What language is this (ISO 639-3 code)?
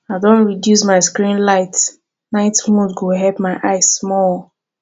pcm